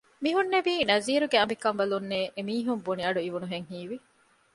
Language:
Divehi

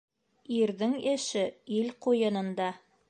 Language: Bashkir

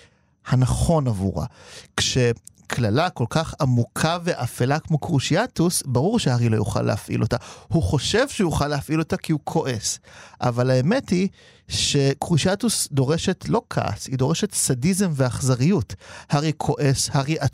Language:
Hebrew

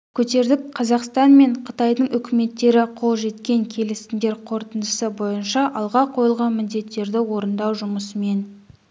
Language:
Kazakh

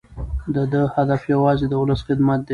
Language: Pashto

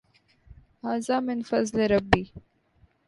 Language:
Urdu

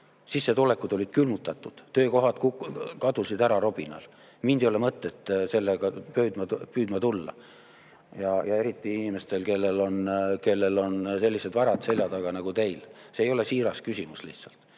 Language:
Estonian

